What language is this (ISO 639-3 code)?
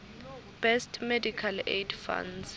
ssw